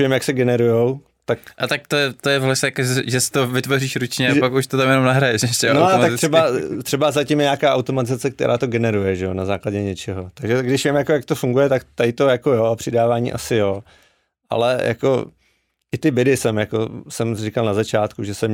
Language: Czech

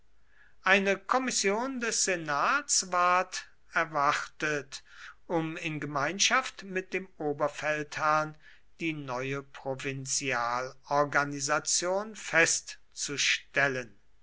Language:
German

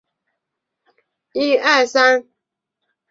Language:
Chinese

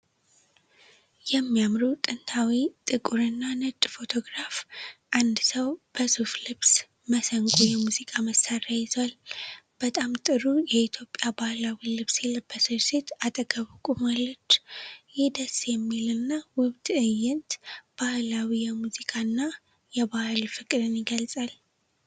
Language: Amharic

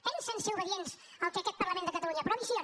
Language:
Catalan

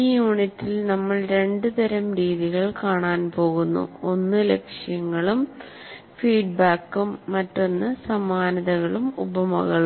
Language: Malayalam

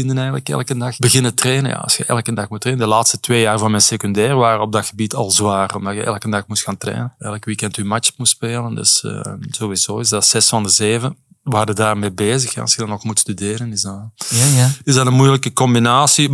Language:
Dutch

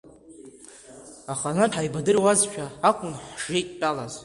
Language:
Abkhazian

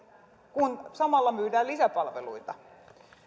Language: Finnish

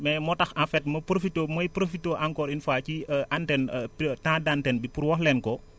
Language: Wolof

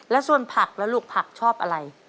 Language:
Thai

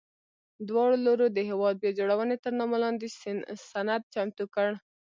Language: Pashto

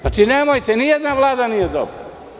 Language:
Serbian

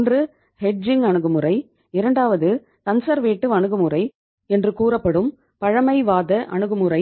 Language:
Tamil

